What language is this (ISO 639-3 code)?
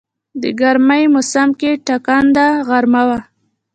pus